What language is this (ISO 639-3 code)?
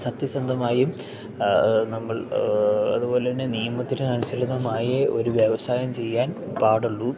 mal